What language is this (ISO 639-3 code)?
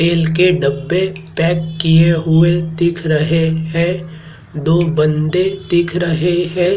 hin